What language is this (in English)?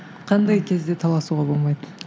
Kazakh